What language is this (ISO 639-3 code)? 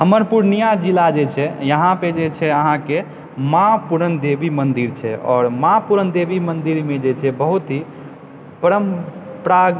mai